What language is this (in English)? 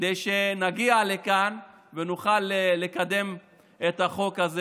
Hebrew